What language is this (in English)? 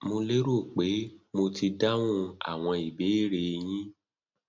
Yoruba